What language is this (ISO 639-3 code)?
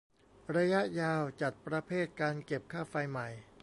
tha